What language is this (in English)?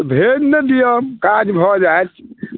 Maithili